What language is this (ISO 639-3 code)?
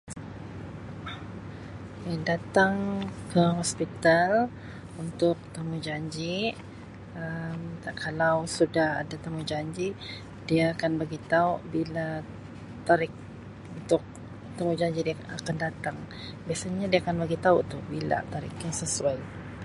msi